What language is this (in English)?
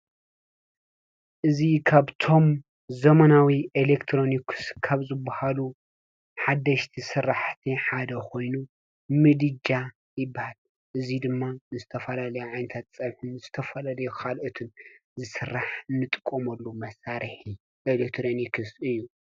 Tigrinya